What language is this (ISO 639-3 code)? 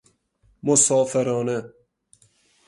fas